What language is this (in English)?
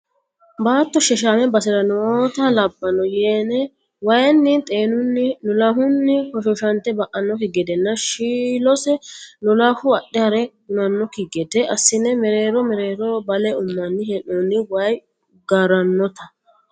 Sidamo